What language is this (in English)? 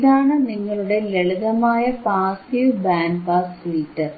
Malayalam